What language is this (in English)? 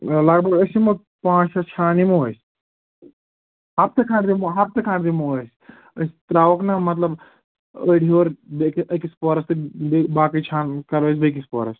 Kashmiri